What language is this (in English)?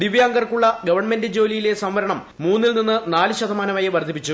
Malayalam